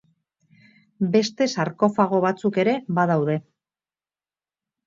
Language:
Basque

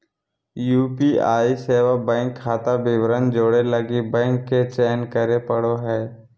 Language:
Magahi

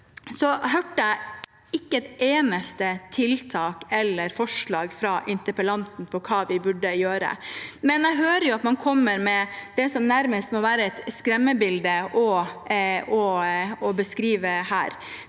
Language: Norwegian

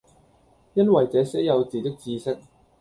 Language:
Cantonese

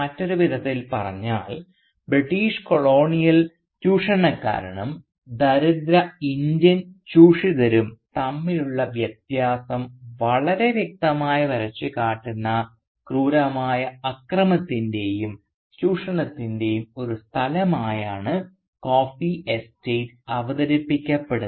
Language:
Malayalam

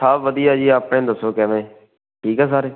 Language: Punjabi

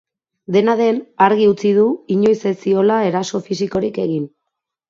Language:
Basque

